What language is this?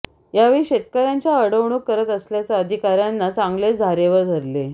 Marathi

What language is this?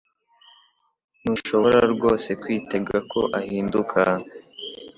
Kinyarwanda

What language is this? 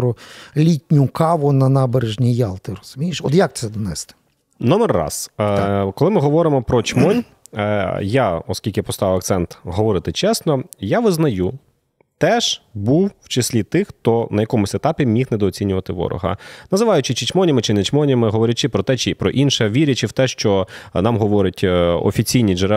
Ukrainian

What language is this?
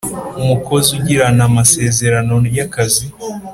Kinyarwanda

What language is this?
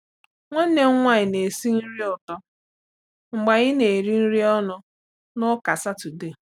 Igbo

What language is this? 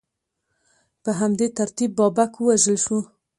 Pashto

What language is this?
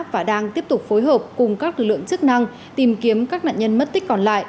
Vietnamese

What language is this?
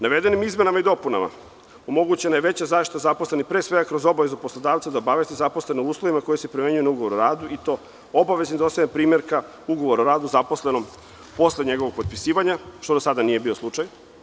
Serbian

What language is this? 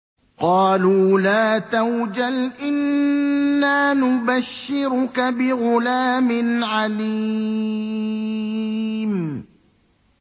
Arabic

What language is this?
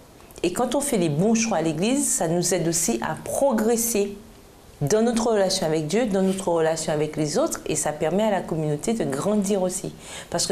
French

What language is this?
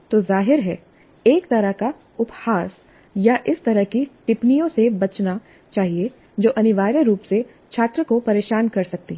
Hindi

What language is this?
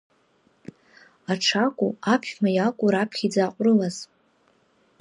Abkhazian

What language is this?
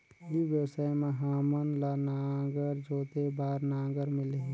Chhattisgarhi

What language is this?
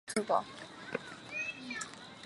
Chinese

